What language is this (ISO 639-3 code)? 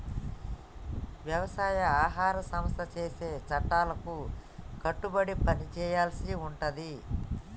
tel